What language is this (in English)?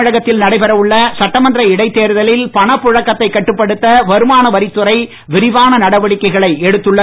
Tamil